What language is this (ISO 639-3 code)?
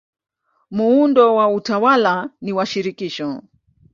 swa